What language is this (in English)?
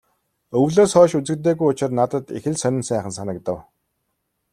Mongolian